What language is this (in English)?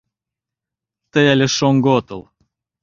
Mari